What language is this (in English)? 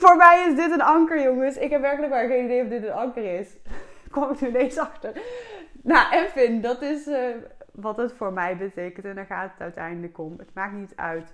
Dutch